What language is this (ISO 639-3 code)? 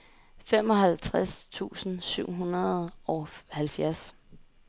dan